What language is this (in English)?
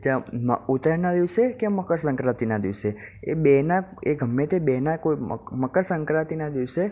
Gujarati